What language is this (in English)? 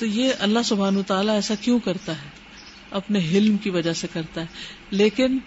Urdu